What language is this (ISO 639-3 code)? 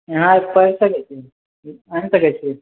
mai